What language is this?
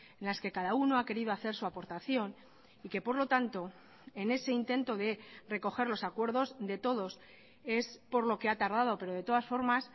Spanish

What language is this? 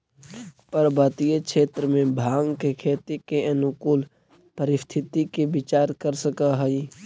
Magahi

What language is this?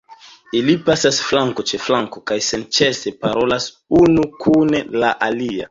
Esperanto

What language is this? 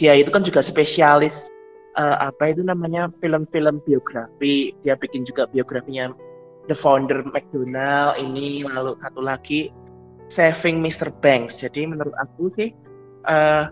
Indonesian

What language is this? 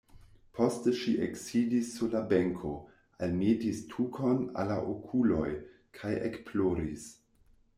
Esperanto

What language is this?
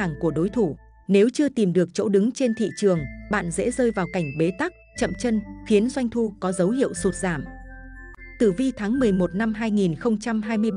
Vietnamese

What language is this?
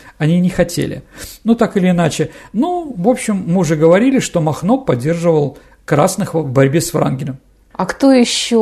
Russian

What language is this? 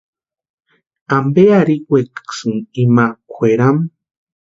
Western Highland Purepecha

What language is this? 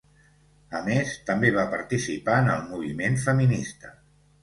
Catalan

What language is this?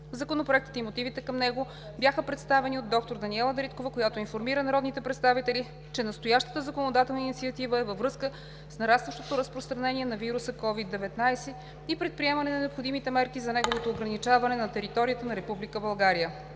Bulgarian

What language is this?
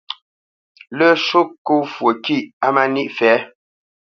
Bamenyam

